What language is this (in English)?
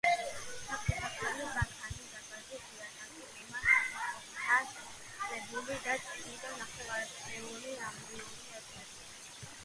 Georgian